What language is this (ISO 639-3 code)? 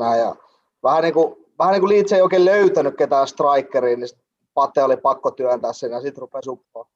fin